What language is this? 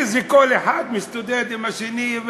Hebrew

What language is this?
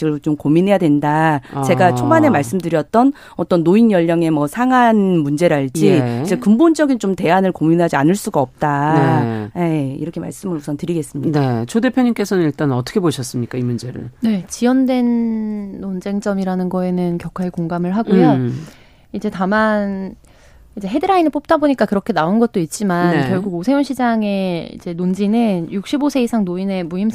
Korean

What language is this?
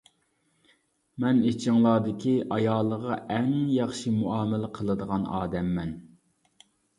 Uyghur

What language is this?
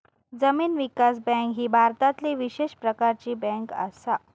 Marathi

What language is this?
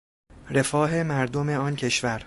Persian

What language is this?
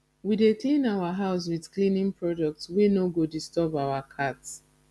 Nigerian Pidgin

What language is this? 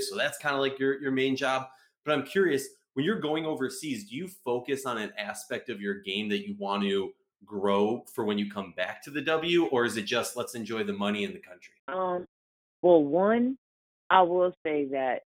English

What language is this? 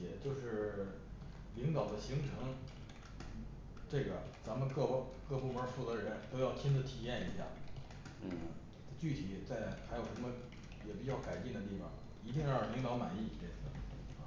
Chinese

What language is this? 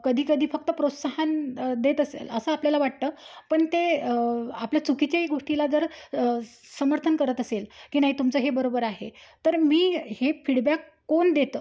Marathi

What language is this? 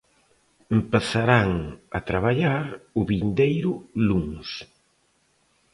Galician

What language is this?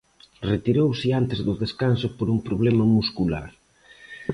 Galician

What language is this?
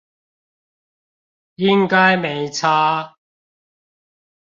Chinese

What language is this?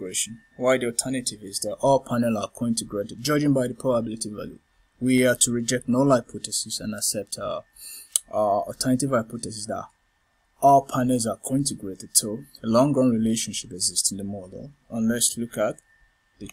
English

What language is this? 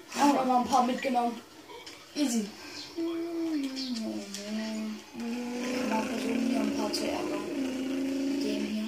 German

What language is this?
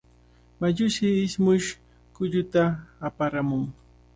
Cajatambo North Lima Quechua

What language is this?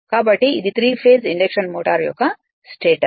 Telugu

